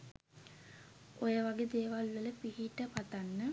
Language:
Sinhala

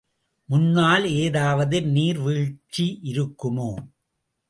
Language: Tamil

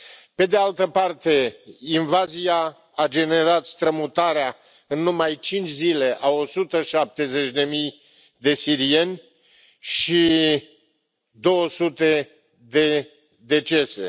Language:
Romanian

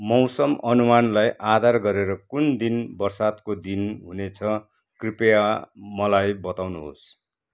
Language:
Nepali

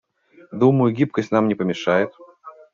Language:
Russian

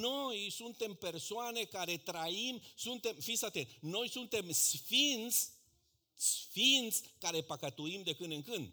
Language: Romanian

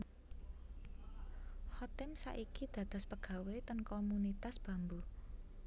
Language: Javanese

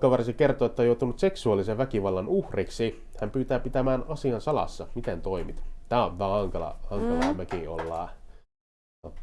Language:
Finnish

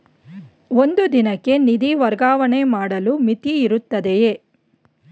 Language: Kannada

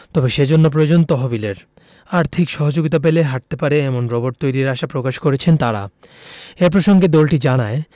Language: Bangla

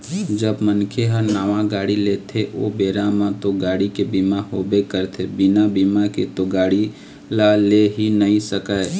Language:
Chhattisgarhi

